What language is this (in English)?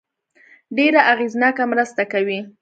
Pashto